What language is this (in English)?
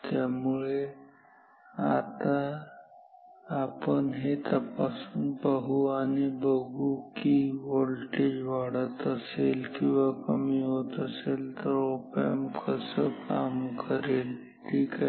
Marathi